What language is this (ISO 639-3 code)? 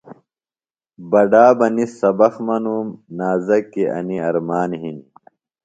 phl